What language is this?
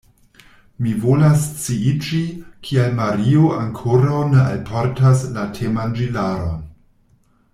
Esperanto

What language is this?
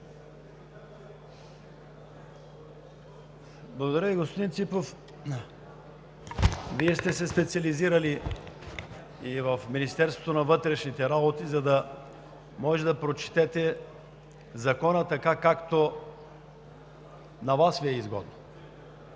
Bulgarian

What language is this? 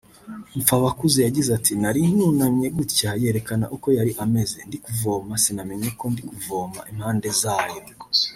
Kinyarwanda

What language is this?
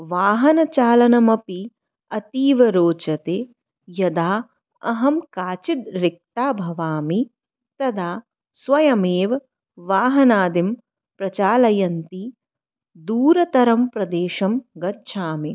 Sanskrit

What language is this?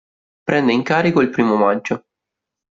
Italian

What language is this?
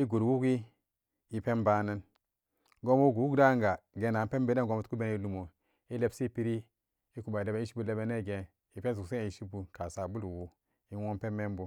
Samba Daka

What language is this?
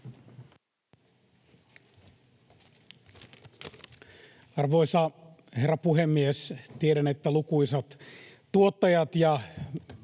Finnish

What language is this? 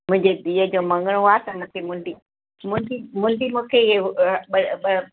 Sindhi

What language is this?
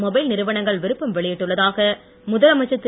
Tamil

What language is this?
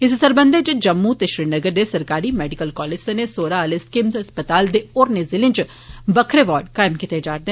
Dogri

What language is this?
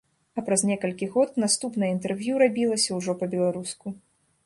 Belarusian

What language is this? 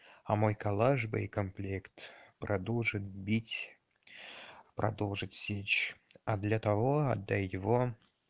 Russian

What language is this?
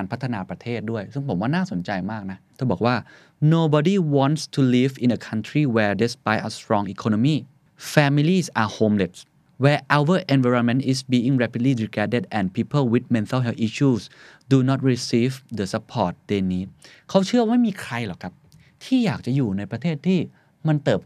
Thai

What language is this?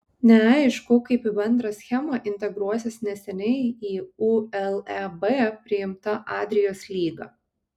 Lithuanian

